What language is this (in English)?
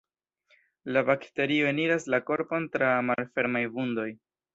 Esperanto